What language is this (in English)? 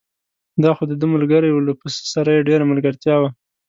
Pashto